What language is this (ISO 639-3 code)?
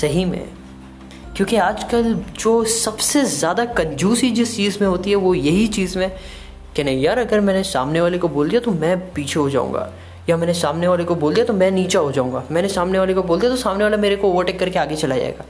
hin